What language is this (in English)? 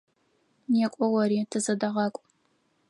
Adyghe